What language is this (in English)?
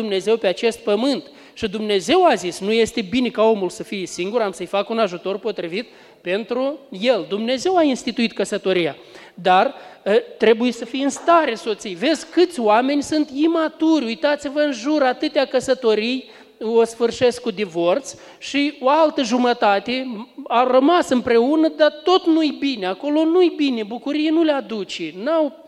Romanian